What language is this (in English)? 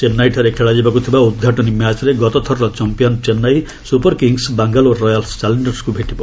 Odia